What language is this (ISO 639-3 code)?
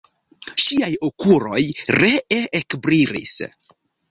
epo